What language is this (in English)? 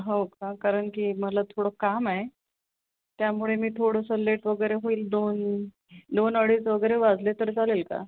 Marathi